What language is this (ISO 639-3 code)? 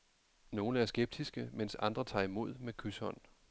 dan